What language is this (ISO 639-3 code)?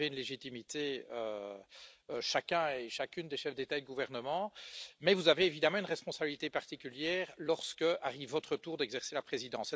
fra